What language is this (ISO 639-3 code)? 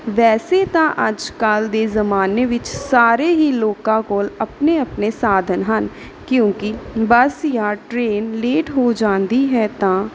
pan